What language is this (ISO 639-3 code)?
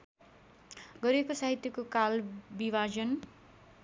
nep